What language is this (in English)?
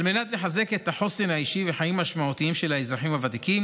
Hebrew